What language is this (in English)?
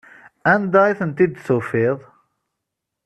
Kabyle